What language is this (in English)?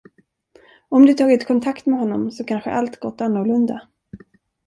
Swedish